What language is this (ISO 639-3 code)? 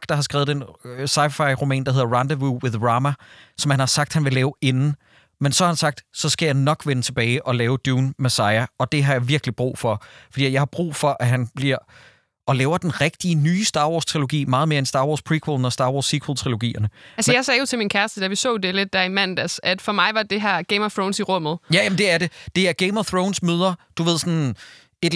dan